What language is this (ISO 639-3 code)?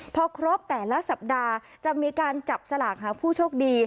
tha